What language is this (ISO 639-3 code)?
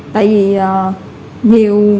vie